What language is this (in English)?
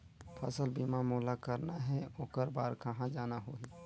Chhattisgarhi